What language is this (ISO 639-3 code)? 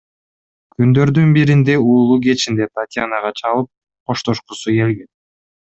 kir